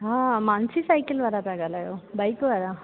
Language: Sindhi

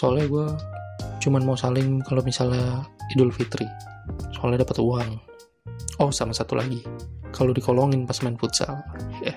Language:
Indonesian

